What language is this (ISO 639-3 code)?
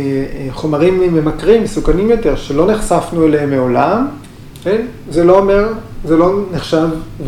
heb